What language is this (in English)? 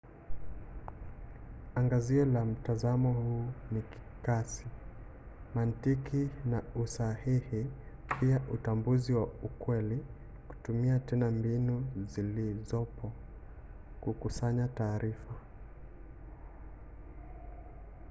Swahili